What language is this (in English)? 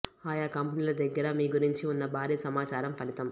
Telugu